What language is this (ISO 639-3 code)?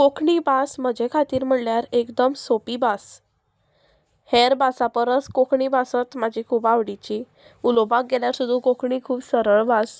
kok